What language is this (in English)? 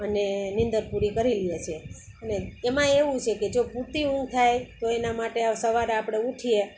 Gujarati